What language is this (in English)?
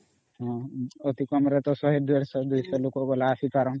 Odia